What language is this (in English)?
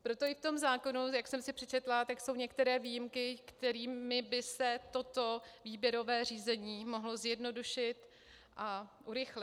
Czech